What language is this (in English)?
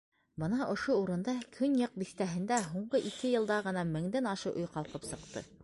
Bashkir